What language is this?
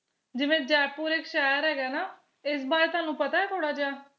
Punjabi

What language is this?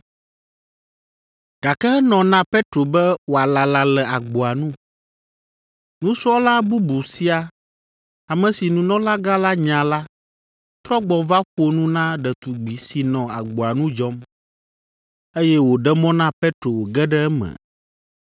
Ewe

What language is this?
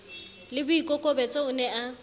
Southern Sotho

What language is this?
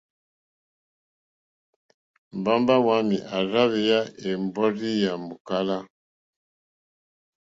Mokpwe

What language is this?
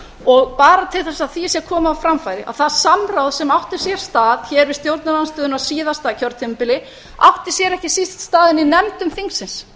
Icelandic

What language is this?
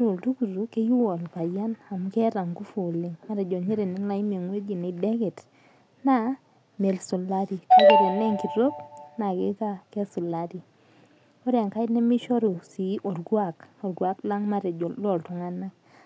Masai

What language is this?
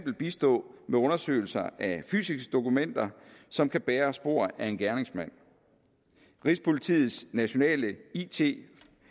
Danish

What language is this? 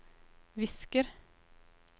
Norwegian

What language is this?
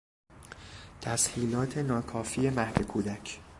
Persian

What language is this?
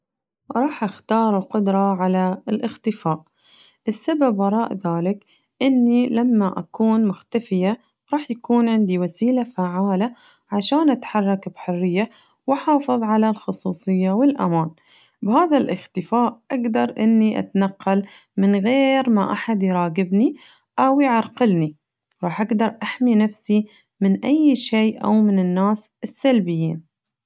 Najdi Arabic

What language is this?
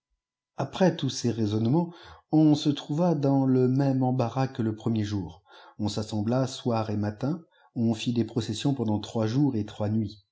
French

